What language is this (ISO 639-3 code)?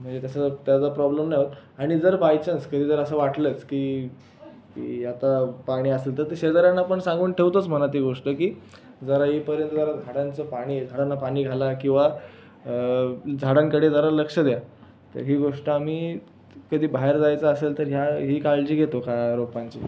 mar